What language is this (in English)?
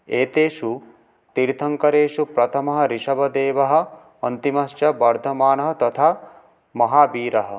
Sanskrit